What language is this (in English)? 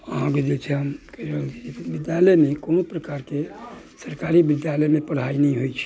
Maithili